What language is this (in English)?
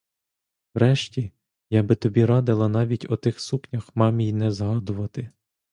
Ukrainian